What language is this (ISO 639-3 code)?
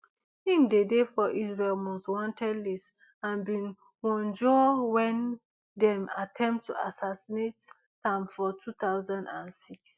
pcm